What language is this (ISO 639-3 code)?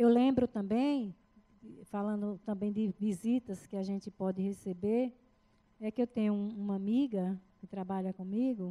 por